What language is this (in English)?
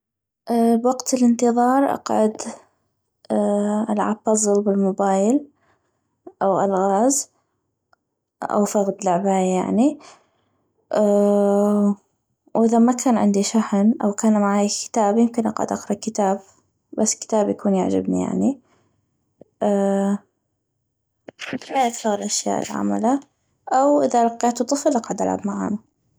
North Mesopotamian Arabic